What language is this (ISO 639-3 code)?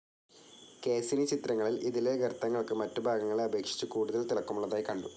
mal